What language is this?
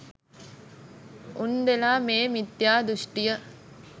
Sinhala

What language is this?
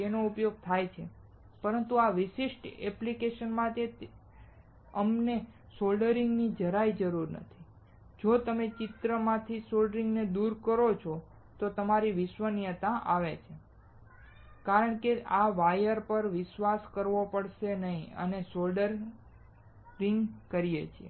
Gujarati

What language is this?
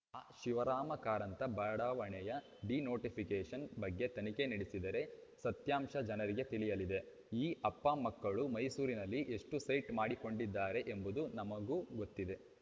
Kannada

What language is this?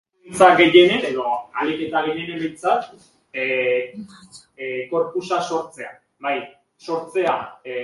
Spanish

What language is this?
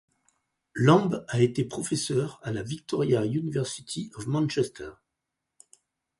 French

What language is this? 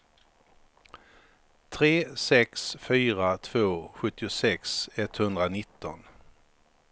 Swedish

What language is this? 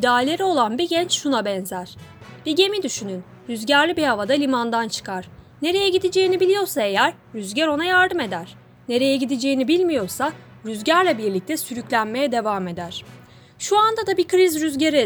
Turkish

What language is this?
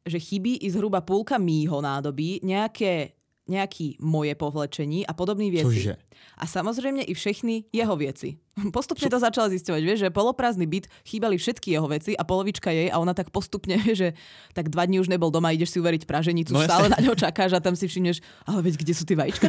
Czech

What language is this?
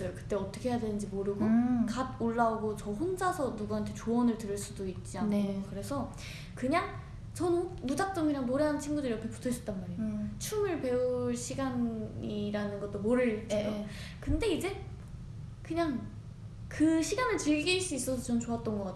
Korean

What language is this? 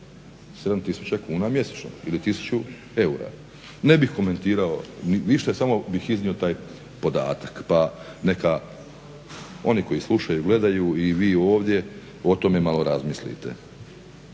Croatian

